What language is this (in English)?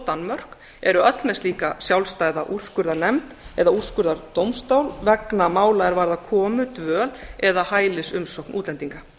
Icelandic